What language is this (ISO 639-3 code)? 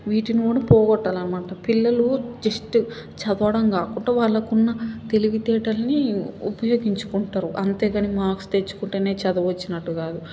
tel